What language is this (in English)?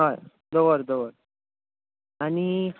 Konkani